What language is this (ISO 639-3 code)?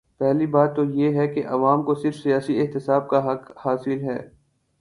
urd